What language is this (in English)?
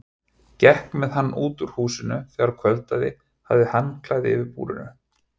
Icelandic